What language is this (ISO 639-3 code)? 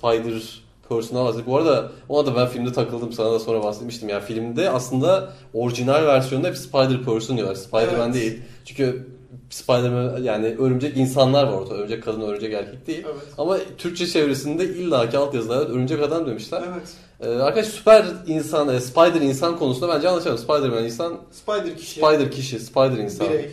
tur